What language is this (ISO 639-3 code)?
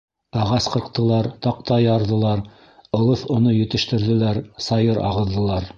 bak